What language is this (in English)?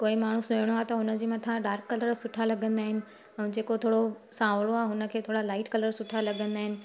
Sindhi